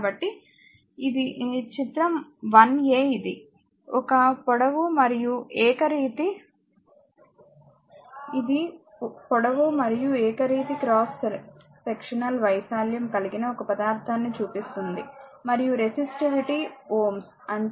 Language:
Telugu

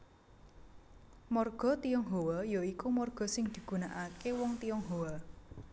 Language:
Javanese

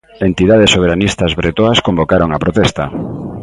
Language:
Galician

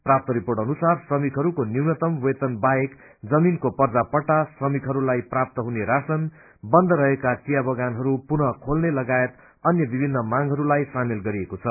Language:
Nepali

